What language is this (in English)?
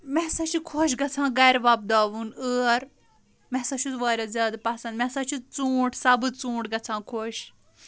Kashmiri